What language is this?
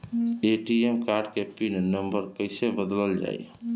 Bhojpuri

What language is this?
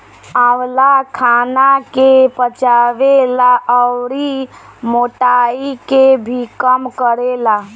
Bhojpuri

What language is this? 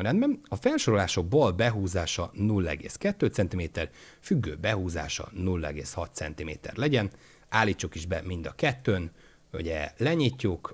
Hungarian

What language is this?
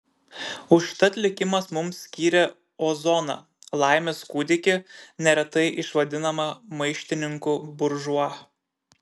Lithuanian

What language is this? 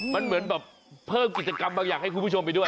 Thai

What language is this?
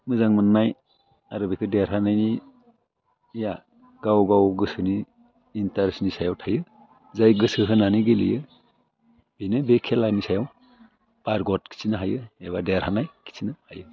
Bodo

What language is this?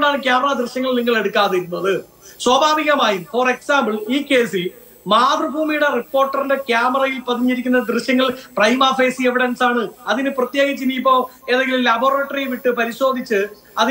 Malayalam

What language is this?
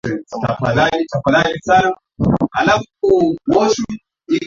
Swahili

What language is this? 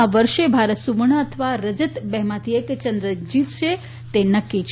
Gujarati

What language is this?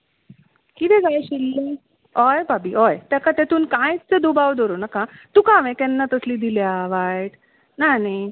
Konkani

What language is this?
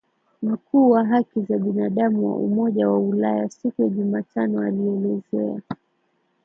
Swahili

